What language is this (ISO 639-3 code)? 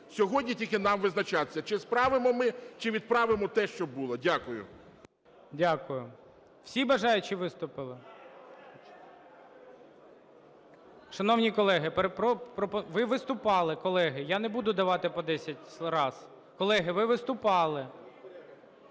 ukr